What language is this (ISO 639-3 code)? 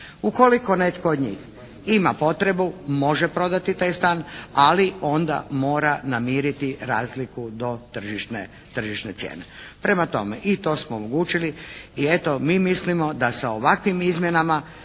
hrv